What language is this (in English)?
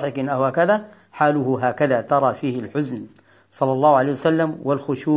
Arabic